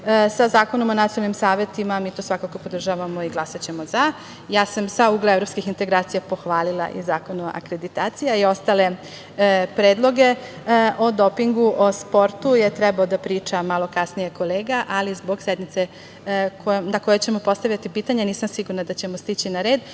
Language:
Serbian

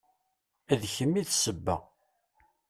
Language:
Kabyle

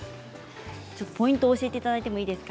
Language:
Japanese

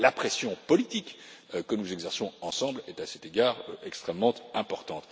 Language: French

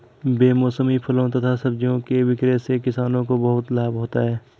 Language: Hindi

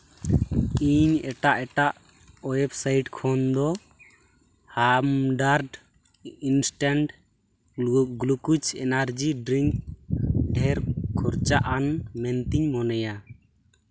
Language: Santali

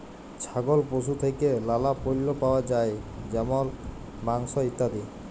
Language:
Bangla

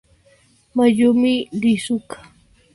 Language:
Spanish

